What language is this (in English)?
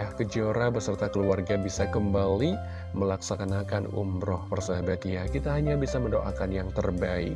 Indonesian